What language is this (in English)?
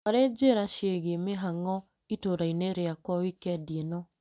Kikuyu